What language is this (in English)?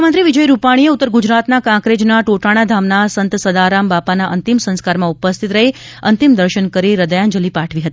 Gujarati